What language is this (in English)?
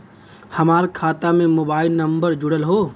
Bhojpuri